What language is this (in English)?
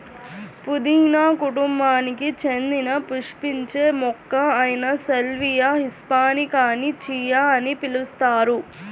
Telugu